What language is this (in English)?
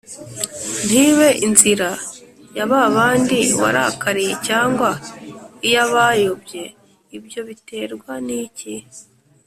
Kinyarwanda